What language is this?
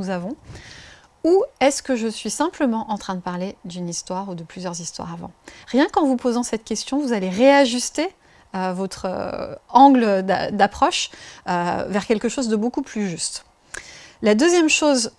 French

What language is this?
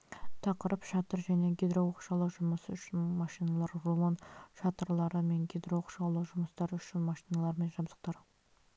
Kazakh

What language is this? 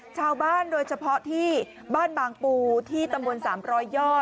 Thai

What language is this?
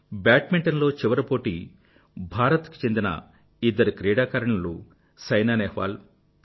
Telugu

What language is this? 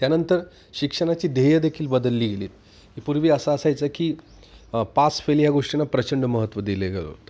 Marathi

